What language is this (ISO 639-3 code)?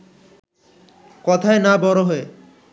ben